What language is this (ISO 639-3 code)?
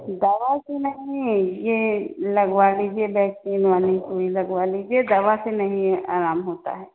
hin